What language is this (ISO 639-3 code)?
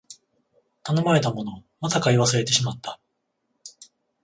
jpn